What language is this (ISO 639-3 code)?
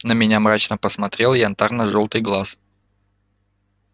rus